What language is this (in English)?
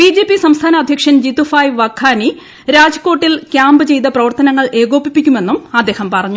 Malayalam